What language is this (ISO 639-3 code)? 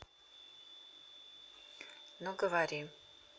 rus